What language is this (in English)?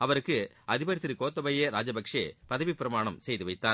Tamil